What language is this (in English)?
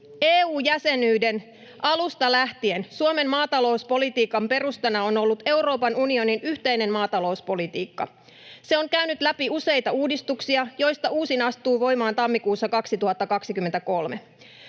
Finnish